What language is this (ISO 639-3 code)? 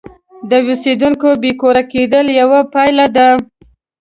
pus